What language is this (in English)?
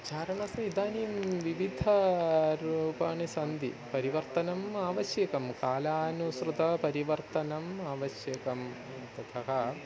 Sanskrit